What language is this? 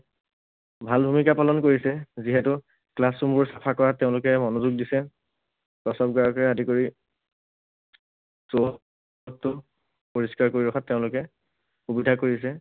Assamese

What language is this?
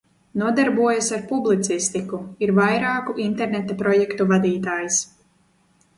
Latvian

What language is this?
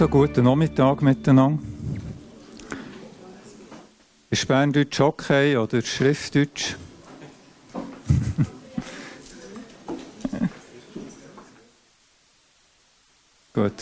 German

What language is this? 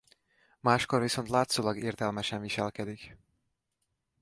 Hungarian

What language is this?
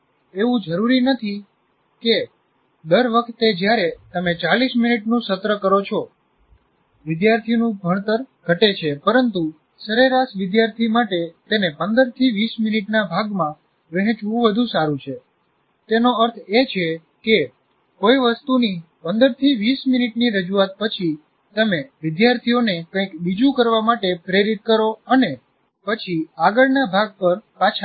Gujarati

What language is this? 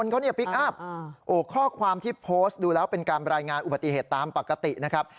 Thai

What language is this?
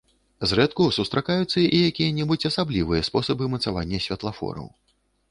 Belarusian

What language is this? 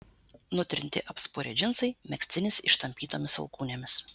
Lithuanian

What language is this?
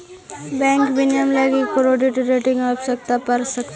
Magahi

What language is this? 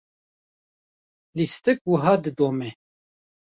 Kurdish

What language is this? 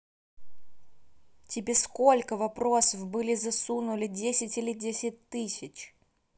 Russian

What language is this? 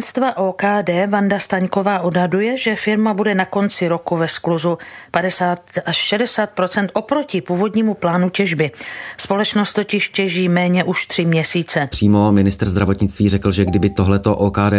Czech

